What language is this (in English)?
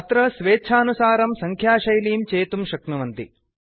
Sanskrit